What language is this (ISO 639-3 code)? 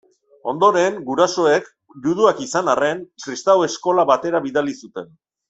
eus